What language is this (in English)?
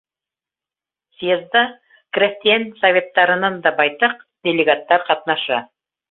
Bashkir